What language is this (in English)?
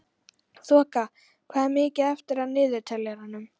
Icelandic